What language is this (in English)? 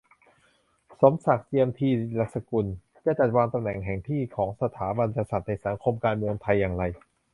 Thai